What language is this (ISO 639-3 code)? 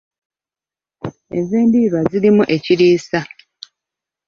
lug